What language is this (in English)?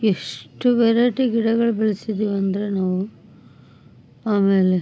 Kannada